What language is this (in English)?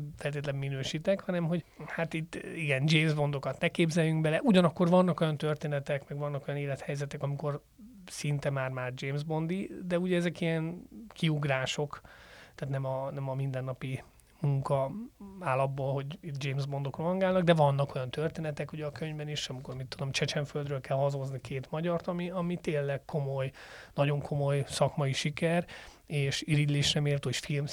Hungarian